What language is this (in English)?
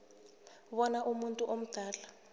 South Ndebele